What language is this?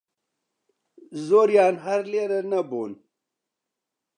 Central Kurdish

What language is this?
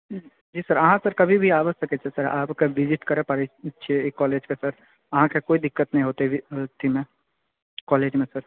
Maithili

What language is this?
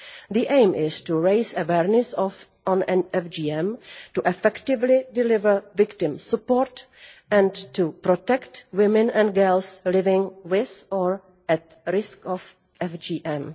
English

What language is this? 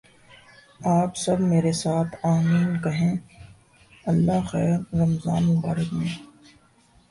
Urdu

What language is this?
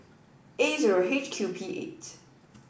English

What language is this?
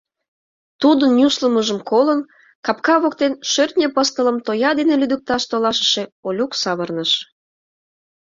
Mari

